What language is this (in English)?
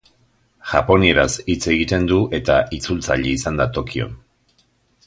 Basque